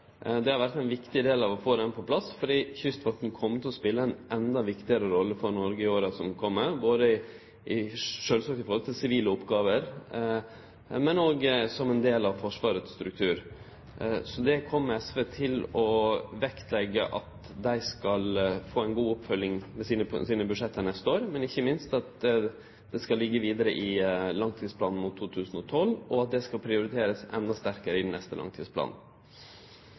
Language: Norwegian Nynorsk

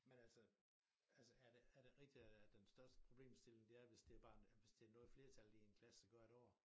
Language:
Danish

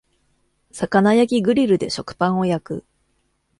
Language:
Japanese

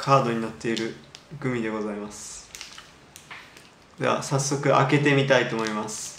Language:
Japanese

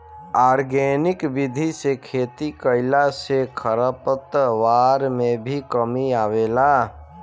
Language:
Bhojpuri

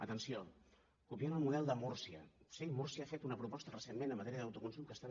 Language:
Catalan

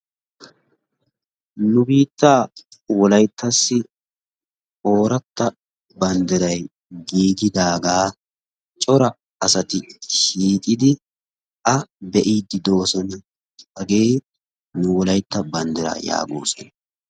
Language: Wolaytta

